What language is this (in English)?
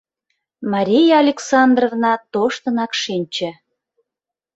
Mari